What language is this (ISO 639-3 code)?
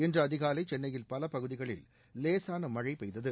tam